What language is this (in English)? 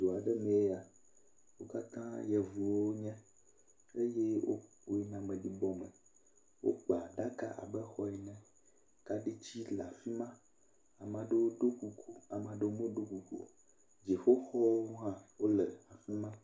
Ewe